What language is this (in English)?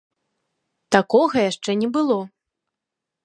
Belarusian